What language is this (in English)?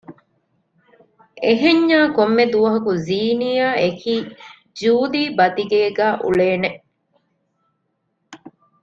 Divehi